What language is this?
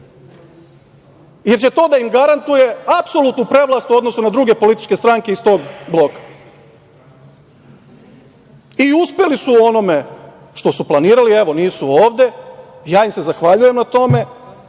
Serbian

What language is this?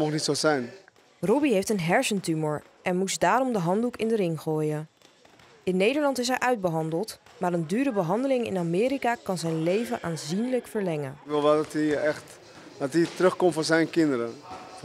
Dutch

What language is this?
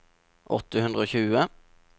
Norwegian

